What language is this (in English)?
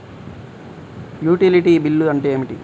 Telugu